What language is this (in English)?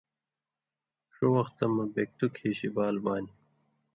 Indus Kohistani